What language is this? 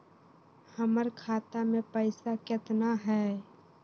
Magahi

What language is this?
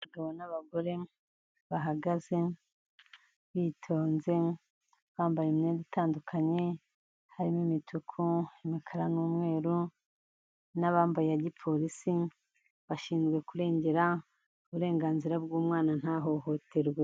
Kinyarwanda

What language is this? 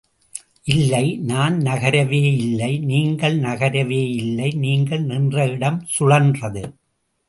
Tamil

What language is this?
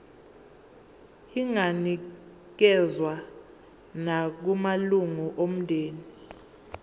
Zulu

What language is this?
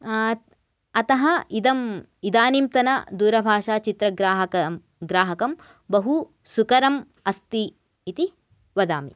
Sanskrit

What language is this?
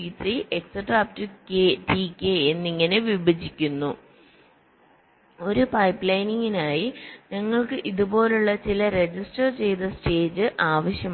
Malayalam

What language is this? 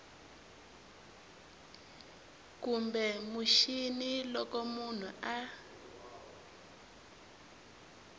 Tsonga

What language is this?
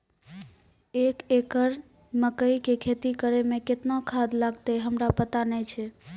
Maithili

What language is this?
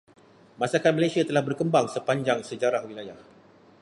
Malay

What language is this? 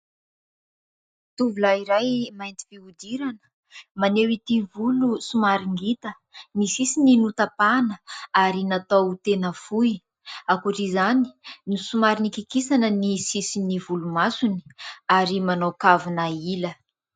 Malagasy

